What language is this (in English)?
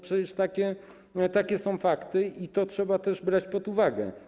Polish